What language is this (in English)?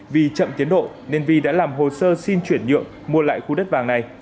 Vietnamese